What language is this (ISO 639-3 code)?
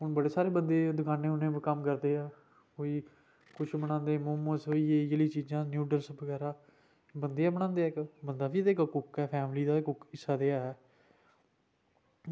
doi